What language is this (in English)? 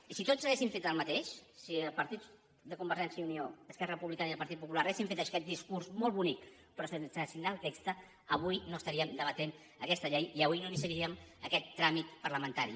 Catalan